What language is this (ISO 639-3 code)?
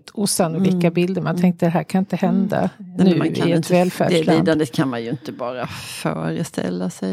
swe